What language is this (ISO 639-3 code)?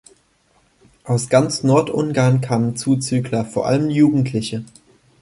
deu